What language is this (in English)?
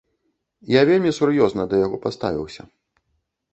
Belarusian